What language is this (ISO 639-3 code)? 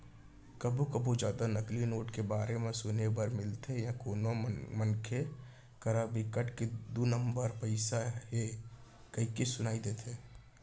hne